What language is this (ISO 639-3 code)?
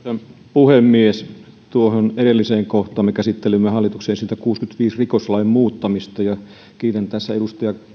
fin